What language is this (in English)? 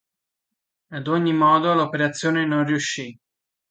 Italian